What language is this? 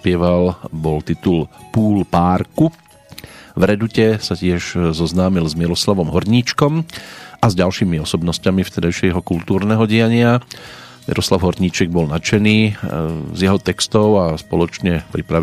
Slovak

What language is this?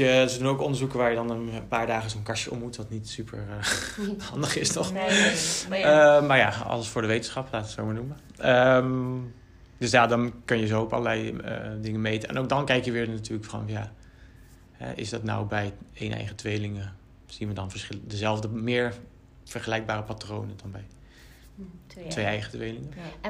Dutch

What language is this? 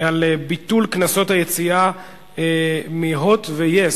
Hebrew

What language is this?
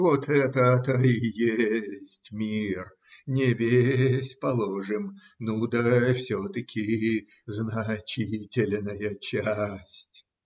Russian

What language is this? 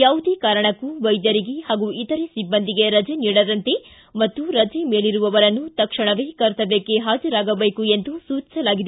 Kannada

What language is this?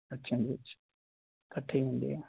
Punjabi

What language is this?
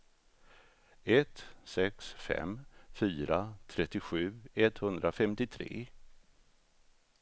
Swedish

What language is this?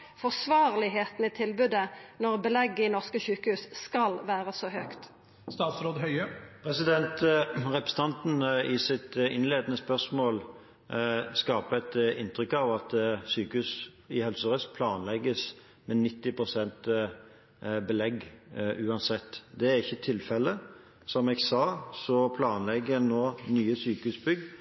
Norwegian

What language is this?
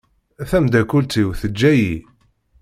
Kabyle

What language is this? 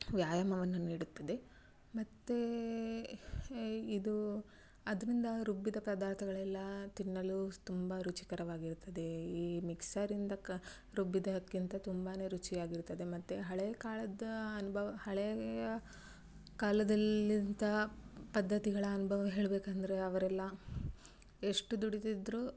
Kannada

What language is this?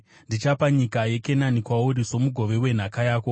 Shona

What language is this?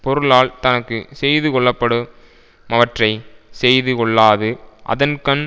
Tamil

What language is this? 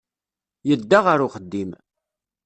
Kabyle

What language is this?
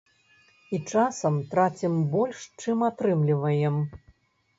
Belarusian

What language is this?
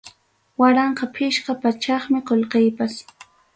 Ayacucho Quechua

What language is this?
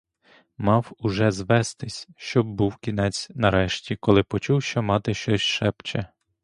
Ukrainian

